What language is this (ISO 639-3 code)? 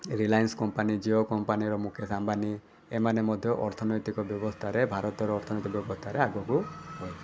ori